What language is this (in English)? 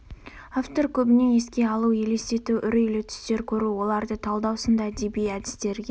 Kazakh